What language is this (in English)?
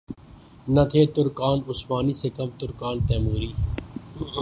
Urdu